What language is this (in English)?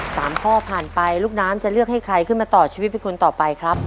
Thai